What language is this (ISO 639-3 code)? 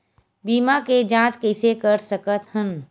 hne